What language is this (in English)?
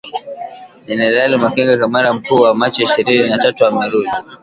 Swahili